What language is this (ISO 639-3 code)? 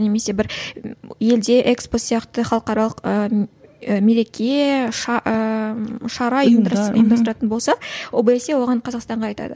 kaz